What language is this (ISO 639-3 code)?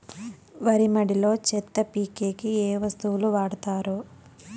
tel